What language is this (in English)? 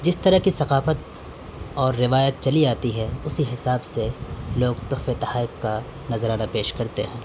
Urdu